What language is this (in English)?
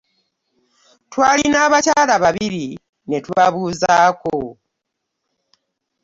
Ganda